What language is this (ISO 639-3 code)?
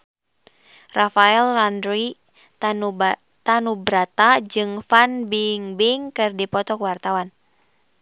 sun